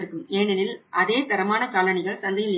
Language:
Tamil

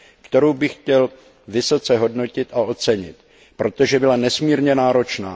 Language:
Czech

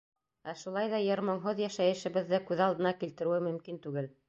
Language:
Bashkir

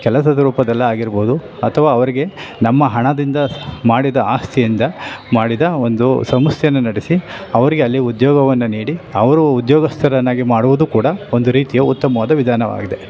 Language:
Kannada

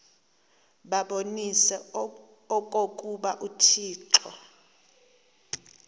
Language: Xhosa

